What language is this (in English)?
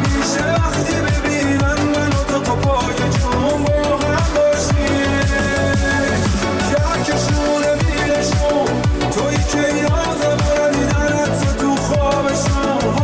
Persian